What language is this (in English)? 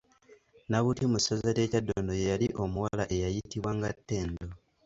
Ganda